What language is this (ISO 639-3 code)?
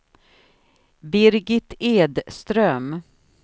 swe